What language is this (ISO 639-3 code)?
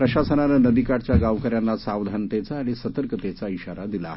mar